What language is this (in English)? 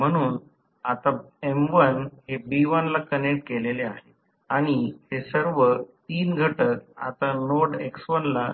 Marathi